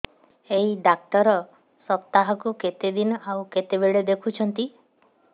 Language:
Odia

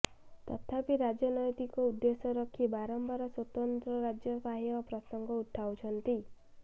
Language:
Odia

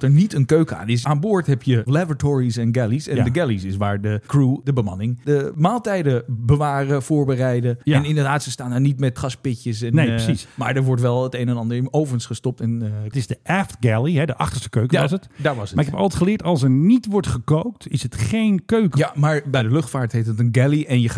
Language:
Dutch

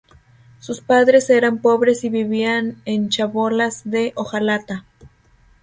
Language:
Spanish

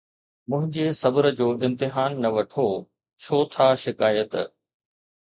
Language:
Sindhi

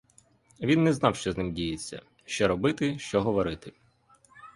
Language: Ukrainian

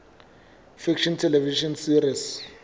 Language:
Southern Sotho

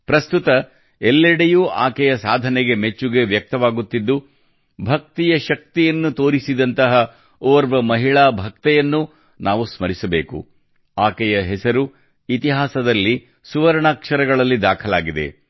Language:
Kannada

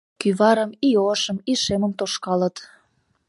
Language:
Mari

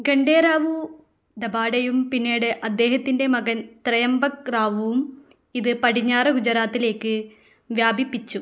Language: Malayalam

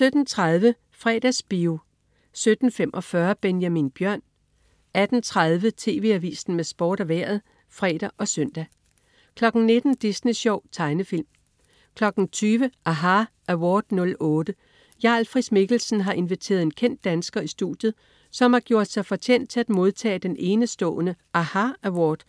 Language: Danish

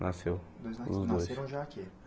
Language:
Portuguese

